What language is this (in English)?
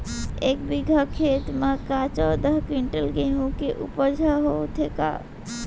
Chhattisgarhi